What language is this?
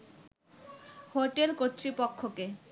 Bangla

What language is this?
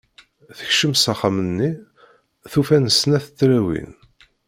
Kabyle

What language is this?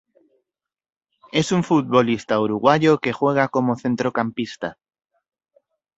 Spanish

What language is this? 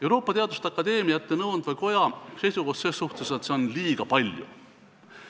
Estonian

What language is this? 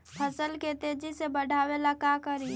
Magahi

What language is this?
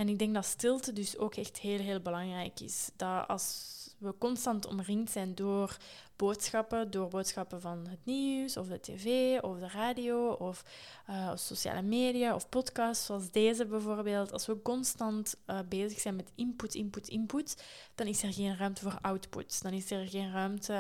Dutch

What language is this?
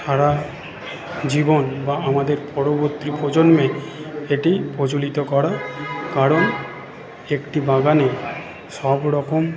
Bangla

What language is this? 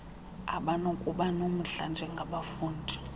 Xhosa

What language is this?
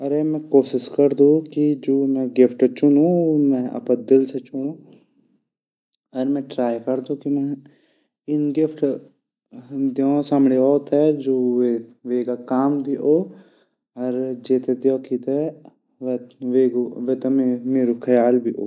Garhwali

